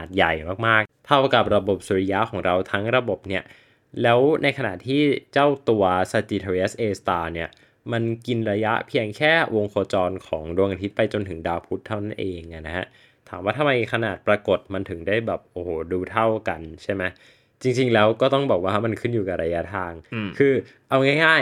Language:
Thai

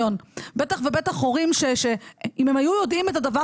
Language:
Hebrew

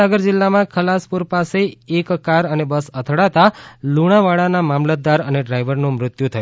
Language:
Gujarati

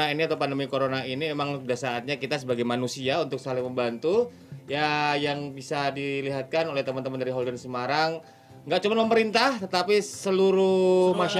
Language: Indonesian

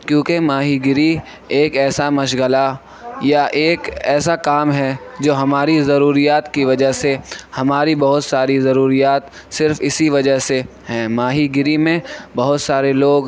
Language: Urdu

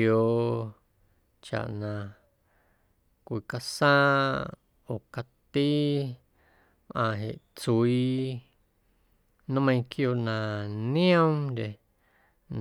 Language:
Guerrero Amuzgo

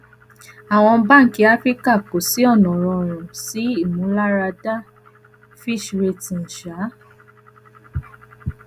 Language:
Yoruba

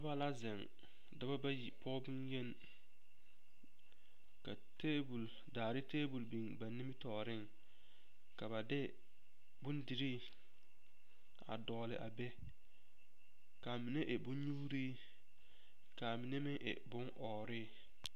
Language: Southern Dagaare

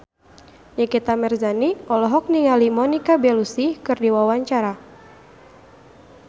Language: Sundanese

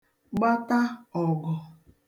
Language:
Igbo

